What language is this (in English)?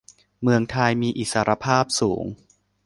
Thai